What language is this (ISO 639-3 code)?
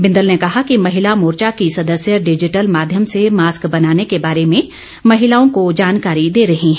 hin